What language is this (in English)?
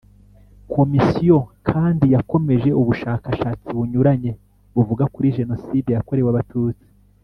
Kinyarwanda